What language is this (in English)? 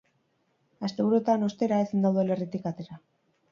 Basque